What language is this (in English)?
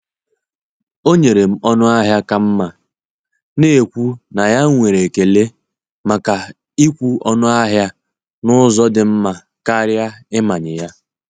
Igbo